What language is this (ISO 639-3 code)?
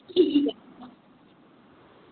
doi